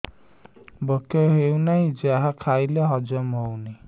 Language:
Odia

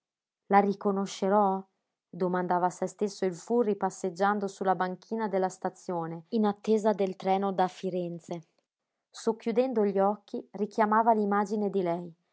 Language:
Italian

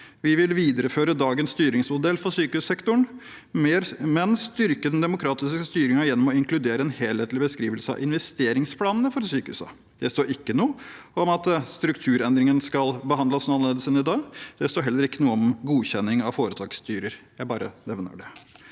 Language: Norwegian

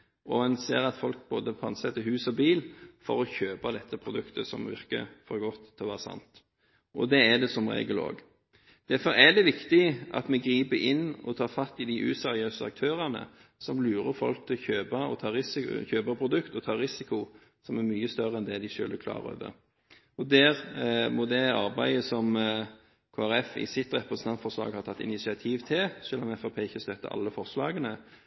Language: Norwegian Bokmål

